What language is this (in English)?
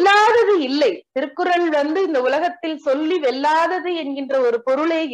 Tamil